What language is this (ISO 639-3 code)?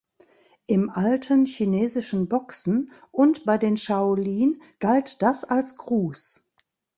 deu